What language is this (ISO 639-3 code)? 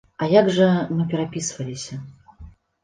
bel